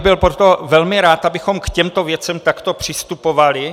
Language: Czech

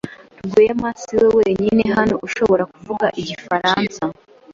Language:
Kinyarwanda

